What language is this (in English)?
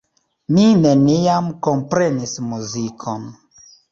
Esperanto